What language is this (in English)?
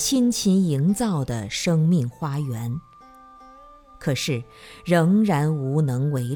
Chinese